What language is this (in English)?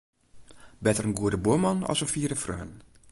Western Frisian